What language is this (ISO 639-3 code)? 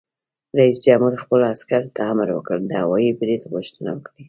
pus